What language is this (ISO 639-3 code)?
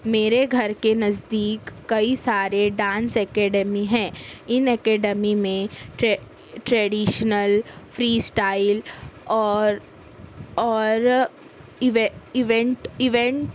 urd